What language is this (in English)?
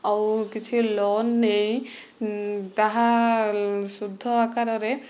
Odia